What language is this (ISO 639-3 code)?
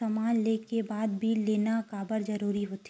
hne